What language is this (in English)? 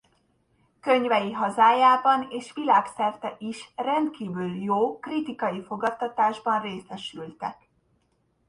Hungarian